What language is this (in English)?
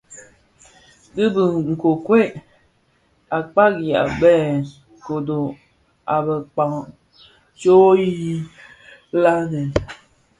Bafia